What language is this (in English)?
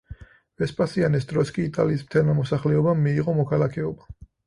Georgian